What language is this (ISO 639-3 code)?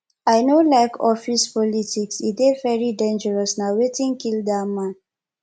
pcm